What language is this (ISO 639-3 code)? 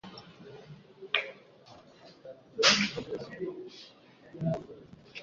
swa